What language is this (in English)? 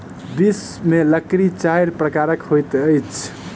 Maithili